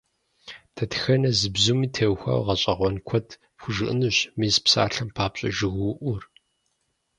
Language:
Kabardian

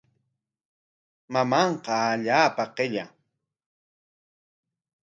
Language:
Corongo Ancash Quechua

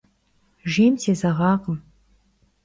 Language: Kabardian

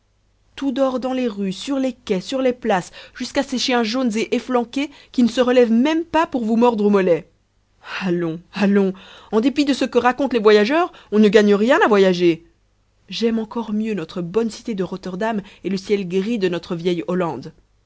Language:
French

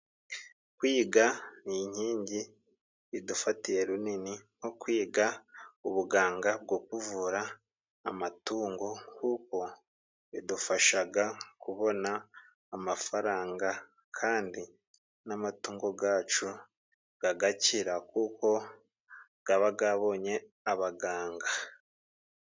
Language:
Kinyarwanda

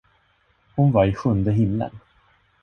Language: Swedish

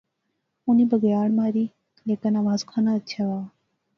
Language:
Pahari-Potwari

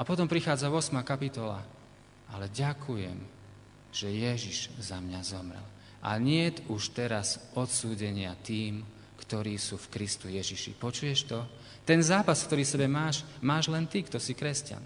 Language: Slovak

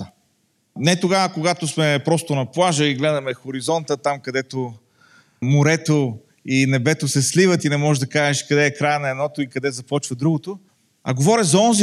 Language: Bulgarian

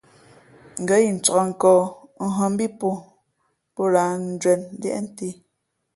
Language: Fe'fe'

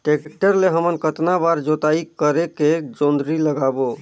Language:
Chhattisgarhi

